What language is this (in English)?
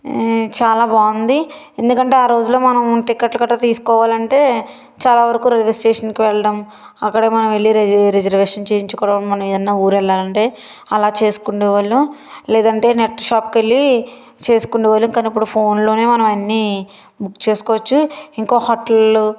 Telugu